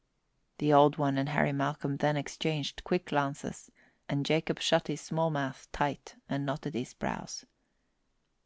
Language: English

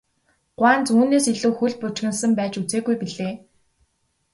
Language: Mongolian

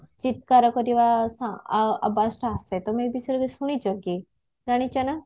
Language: Odia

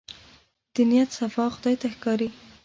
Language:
Pashto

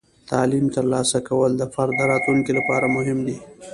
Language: Pashto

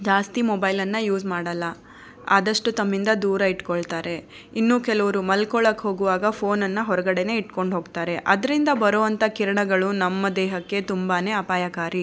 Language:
Kannada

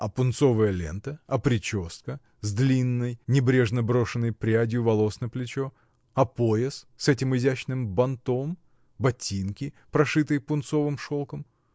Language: Russian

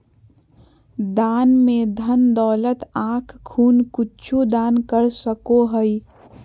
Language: Magahi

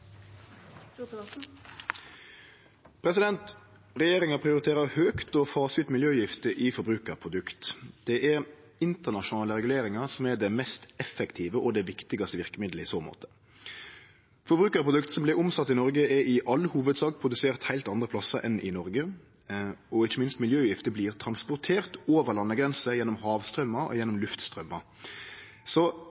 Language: Norwegian Nynorsk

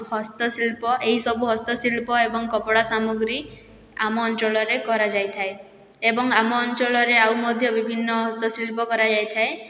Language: Odia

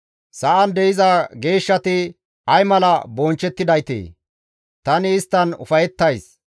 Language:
Gamo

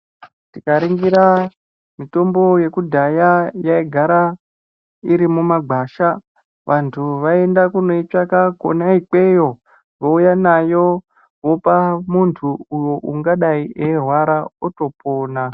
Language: Ndau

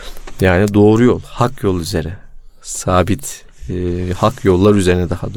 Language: Turkish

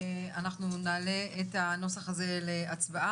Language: Hebrew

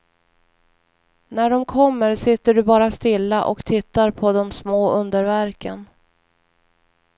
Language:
Swedish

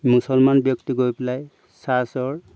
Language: Assamese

